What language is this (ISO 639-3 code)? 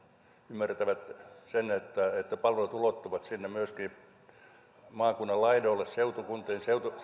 fin